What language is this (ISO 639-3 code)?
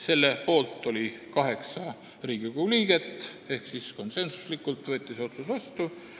est